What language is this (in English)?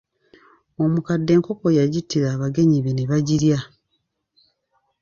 Ganda